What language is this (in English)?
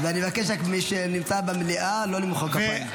Hebrew